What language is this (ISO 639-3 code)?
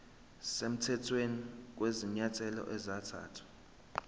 zul